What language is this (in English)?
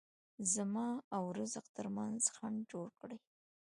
Pashto